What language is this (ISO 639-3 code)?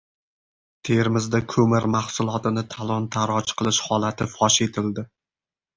uzb